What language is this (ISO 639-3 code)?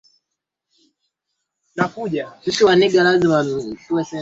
swa